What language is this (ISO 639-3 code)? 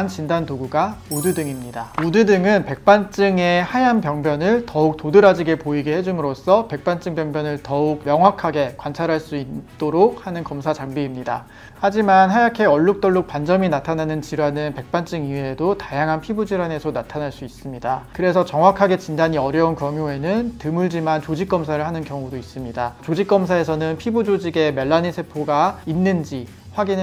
kor